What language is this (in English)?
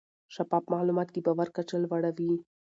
Pashto